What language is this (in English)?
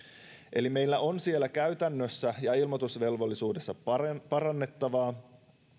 Finnish